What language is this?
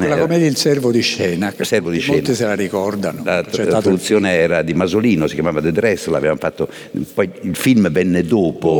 Italian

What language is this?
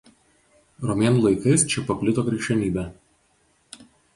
Lithuanian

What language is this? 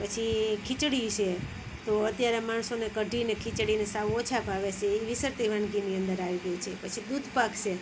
Gujarati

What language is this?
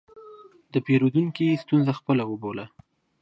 Pashto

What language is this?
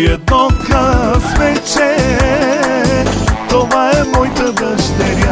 Romanian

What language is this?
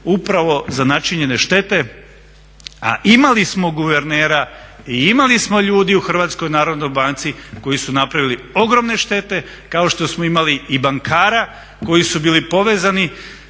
Croatian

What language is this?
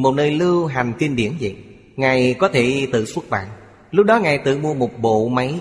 Vietnamese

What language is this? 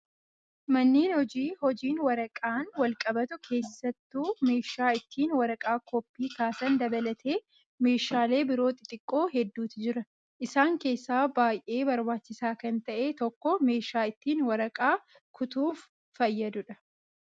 Oromo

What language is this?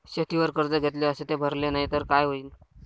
Marathi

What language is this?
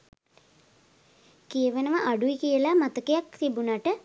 Sinhala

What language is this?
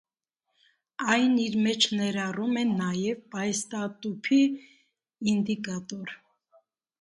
Armenian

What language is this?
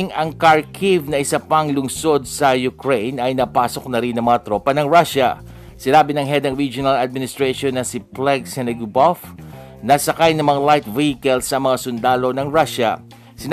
Filipino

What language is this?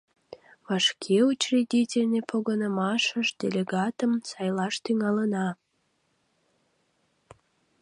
Mari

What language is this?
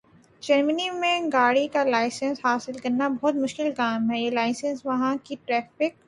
Urdu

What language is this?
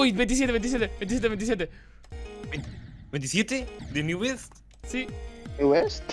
Spanish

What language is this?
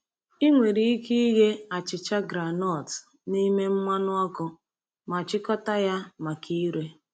Igbo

